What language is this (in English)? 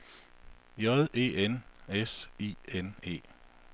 Danish